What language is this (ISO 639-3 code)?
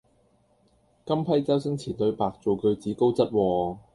yue